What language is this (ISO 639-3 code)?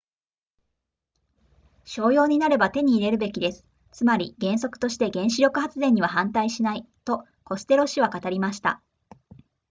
jpn